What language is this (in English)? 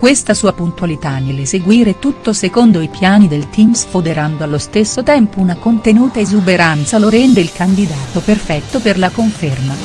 Italian